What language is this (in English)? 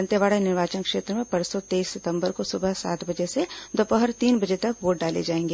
Hindi